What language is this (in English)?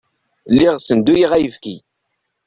Kabyle